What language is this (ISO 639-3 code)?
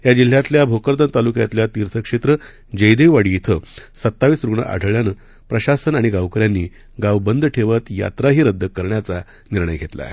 mar